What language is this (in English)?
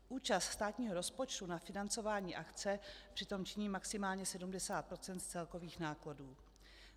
Czech